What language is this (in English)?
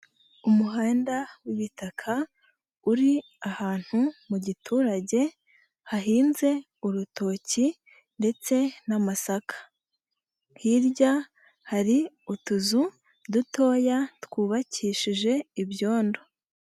Kinyarwanda